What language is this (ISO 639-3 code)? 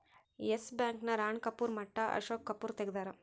kan